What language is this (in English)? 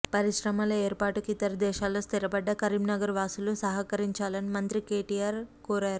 Telugu